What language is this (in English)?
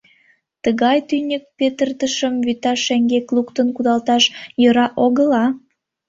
Mari